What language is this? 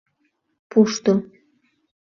Mari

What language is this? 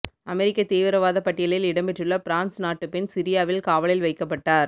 Tamil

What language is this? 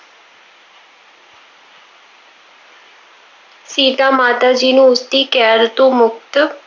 Punjabi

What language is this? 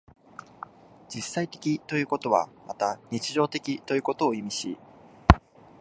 Japanese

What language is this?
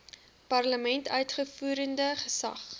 Afrikaans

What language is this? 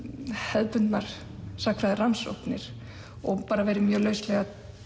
Icelandic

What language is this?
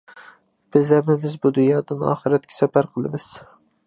Uyghur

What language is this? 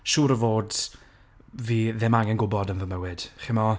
Welsh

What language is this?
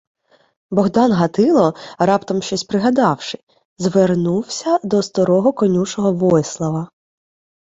Ukrainian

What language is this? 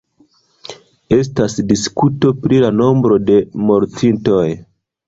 Esperanto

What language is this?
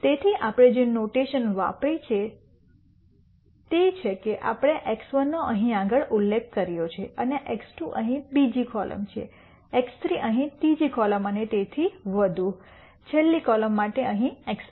Gujarati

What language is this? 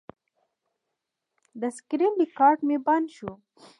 Pashto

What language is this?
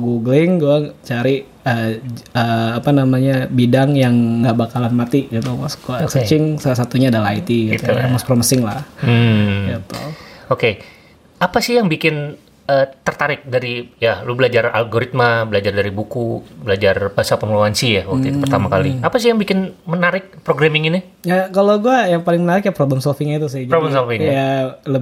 Indonesian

